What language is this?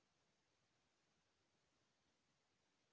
Chhattisgarhi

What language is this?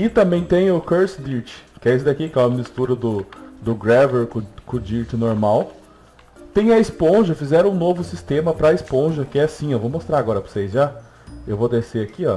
Portuguese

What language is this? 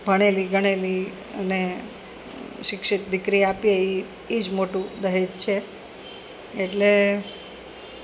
Gujarati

